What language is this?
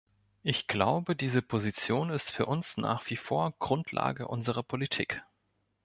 German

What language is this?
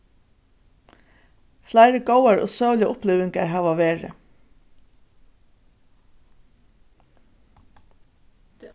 Faroese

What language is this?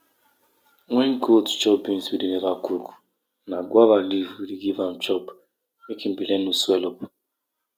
Nigerian Pidgin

